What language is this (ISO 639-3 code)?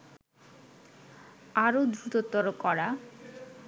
ben